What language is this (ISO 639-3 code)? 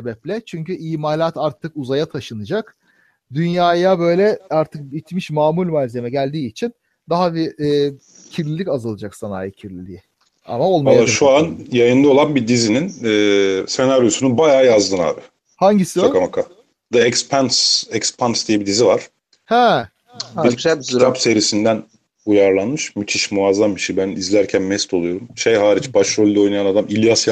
tur